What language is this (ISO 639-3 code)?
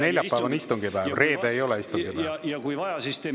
est